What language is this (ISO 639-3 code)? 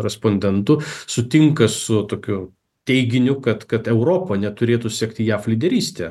lit